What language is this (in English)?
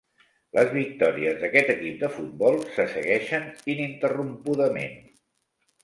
Catalan